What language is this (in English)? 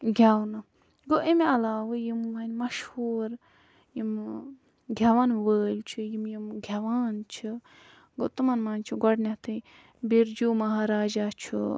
Kashmiri